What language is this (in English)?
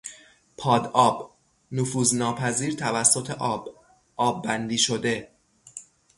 Persian